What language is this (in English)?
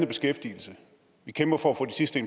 Danish